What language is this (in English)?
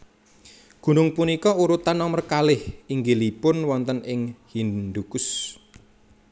Javanese